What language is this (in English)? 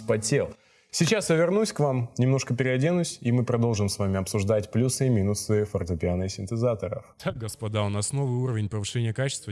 Russian